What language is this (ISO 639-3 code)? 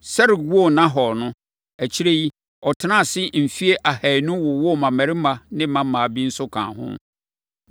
aka